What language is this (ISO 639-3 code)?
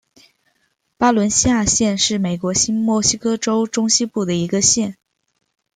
zho